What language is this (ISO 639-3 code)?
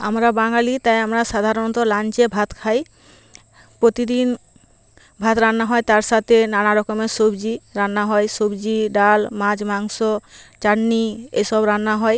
ben